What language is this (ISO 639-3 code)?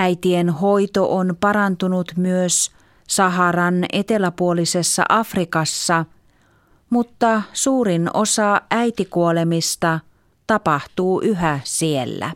fin